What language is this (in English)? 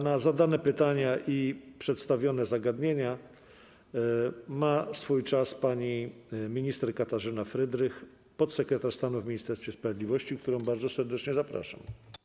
Polish